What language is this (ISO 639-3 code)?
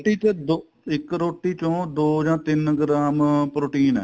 pan